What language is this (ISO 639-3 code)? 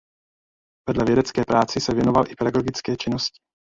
ces